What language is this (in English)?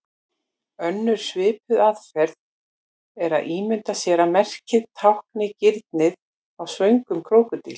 Icelandic